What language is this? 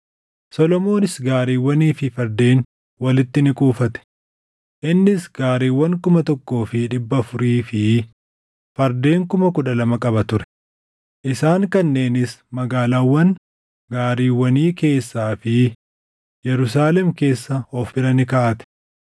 Oromo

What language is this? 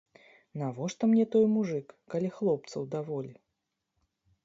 Belarusian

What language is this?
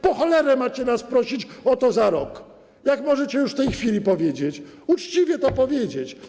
Polish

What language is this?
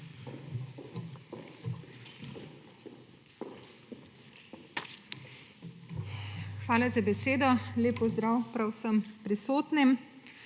Slovenian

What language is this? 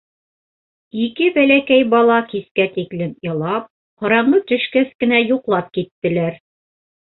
Bashkir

